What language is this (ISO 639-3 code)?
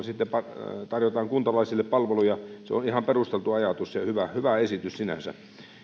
fin